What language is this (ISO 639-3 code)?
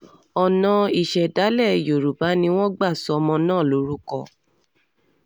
yor